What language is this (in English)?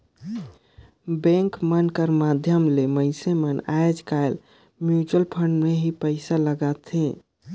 Chhattisgarhi